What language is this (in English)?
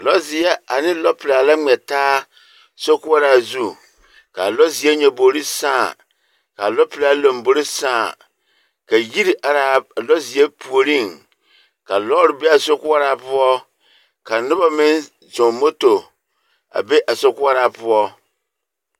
Southern Dagaare